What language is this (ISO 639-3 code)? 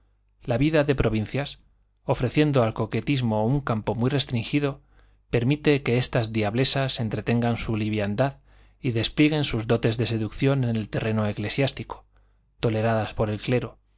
spa